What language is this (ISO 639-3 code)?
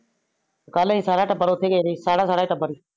pan